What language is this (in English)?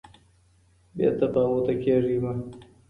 Pashto